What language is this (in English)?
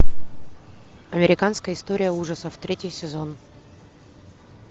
Russian